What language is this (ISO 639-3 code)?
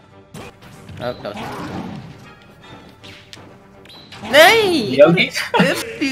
nld